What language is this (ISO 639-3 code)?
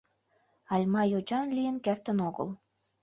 chm